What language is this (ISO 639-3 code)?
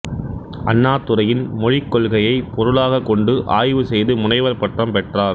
tam